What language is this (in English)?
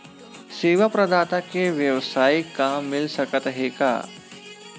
Chhattisgarhi